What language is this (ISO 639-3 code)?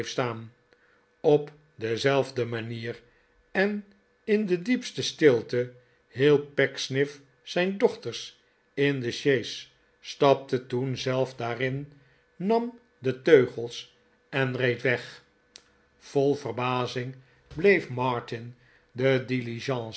nld